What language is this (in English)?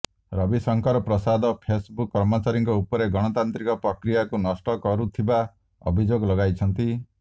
Odia